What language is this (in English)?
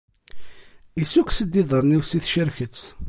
Kabyle